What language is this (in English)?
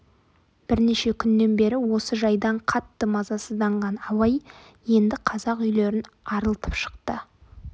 Kazakh